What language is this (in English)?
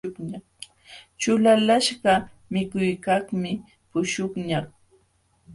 Jauja Wanca Quechua